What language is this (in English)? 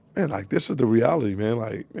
English